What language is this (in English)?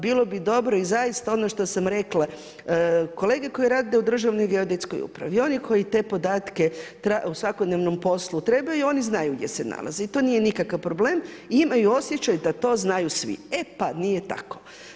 Croatian